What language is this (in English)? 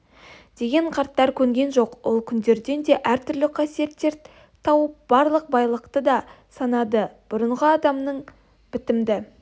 Kazakh